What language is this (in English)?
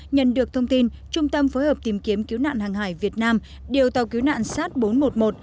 Vietnamese